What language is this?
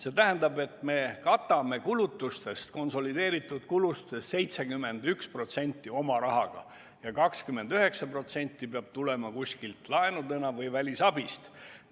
Estonian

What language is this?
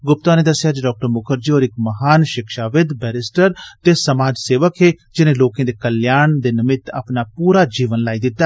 Dogri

